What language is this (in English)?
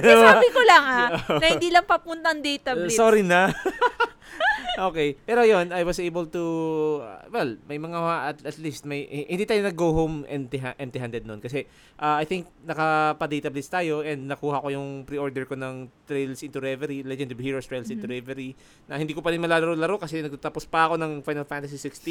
Filipino